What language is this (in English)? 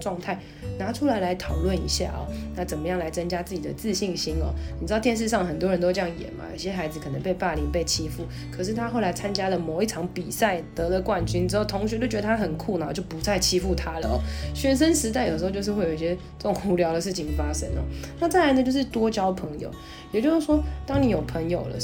Chinese